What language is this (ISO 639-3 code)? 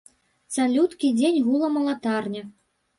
bel